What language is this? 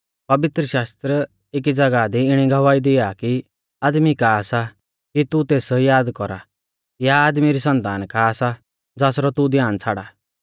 Mahasu Pahari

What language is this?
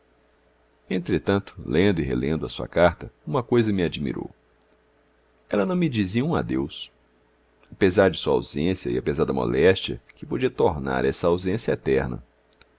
Portuguese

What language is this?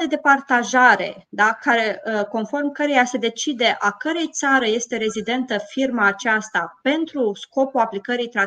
Romanian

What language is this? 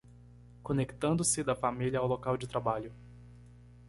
Portuguese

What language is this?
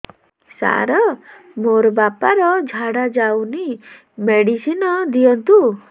Odia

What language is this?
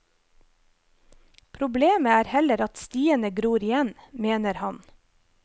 Norwegian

